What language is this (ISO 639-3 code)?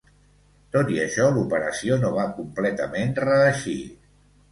cat